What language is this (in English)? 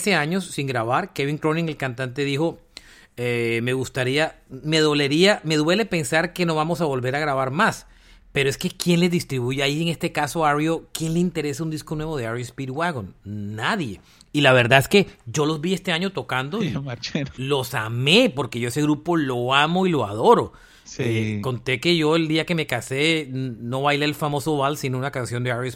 Spanish